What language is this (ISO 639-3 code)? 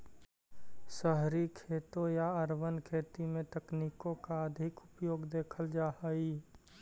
mag